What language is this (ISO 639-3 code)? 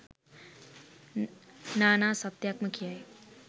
sin